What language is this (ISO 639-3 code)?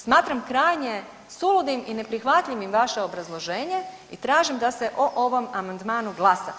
hrv